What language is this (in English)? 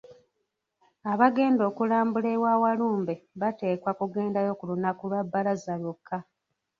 Ganda